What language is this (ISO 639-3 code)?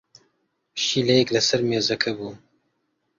ckb